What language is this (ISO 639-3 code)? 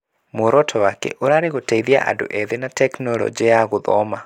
kik